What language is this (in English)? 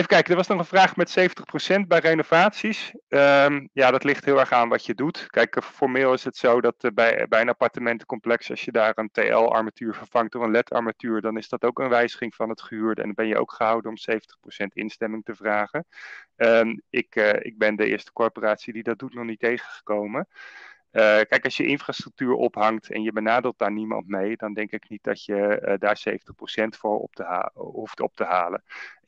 Dutch